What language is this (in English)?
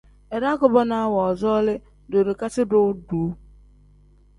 Tem